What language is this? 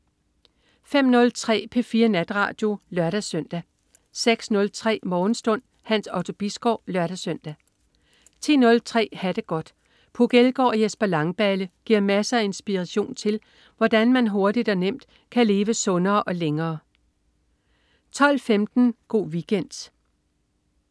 Danish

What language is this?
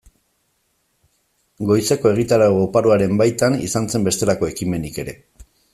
Basque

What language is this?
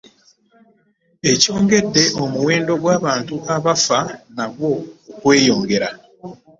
Ganda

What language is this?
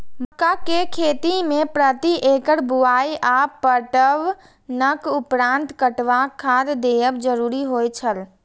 Maithili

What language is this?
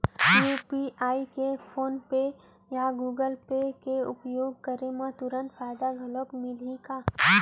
Chhattisgarhi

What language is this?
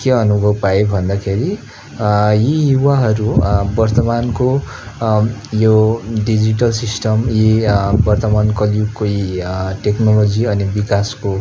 Nepali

